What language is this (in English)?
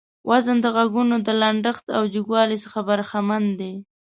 Pashto